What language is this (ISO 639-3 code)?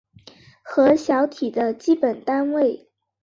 zho